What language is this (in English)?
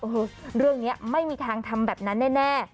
Thai